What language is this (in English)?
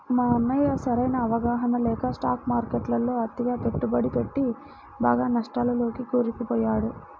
Telugu